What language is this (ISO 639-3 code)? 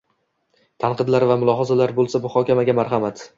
uzb